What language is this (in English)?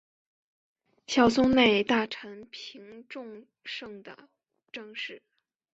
Chinese